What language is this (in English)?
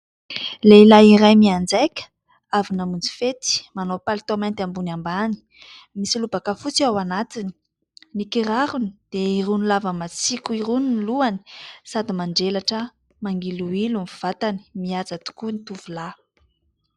Malagasy